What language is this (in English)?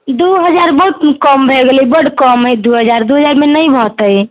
Maithili